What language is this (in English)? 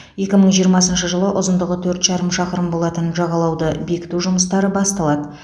Kazakh